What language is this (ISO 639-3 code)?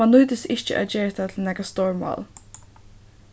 fao